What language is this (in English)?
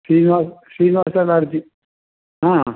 Sanskrit